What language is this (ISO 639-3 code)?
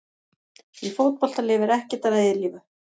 isl